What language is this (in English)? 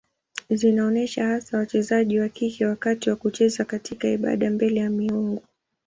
Swahili